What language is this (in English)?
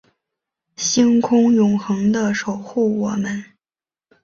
Chinese